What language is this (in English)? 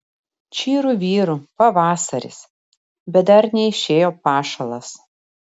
Lithuanian